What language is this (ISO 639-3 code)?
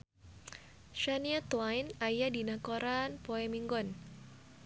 sun